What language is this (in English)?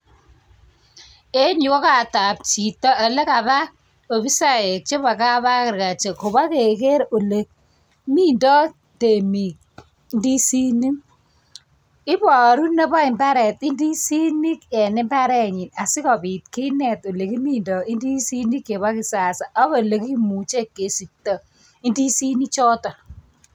Kalenjin